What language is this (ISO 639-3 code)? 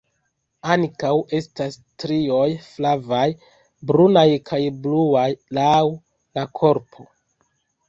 epo